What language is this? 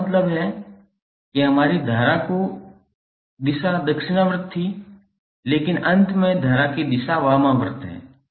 Hindi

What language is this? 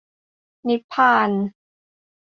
Thai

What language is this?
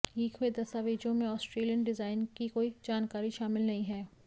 Hindi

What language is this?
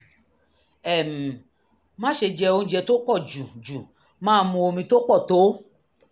Yoruba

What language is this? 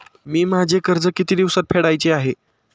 Marathi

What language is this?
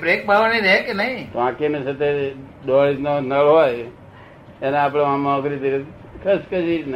Gujarati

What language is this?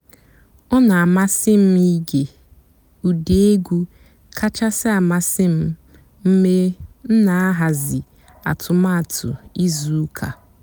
Igbo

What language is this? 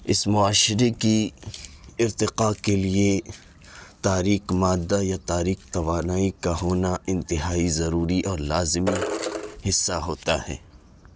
Urdu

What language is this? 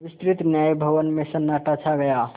Hindi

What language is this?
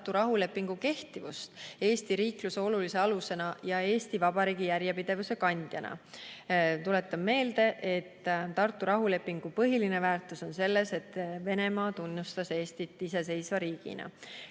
Estonian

